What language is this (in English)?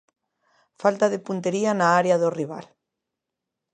Galician